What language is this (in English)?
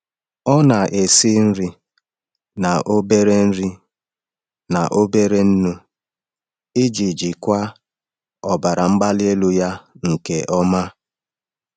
Igbo